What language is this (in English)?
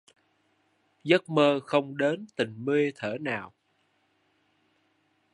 Vietnamese